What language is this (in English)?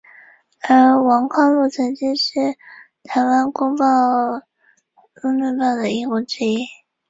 Chinese